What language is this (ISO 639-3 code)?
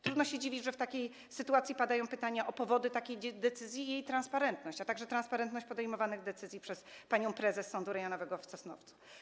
pol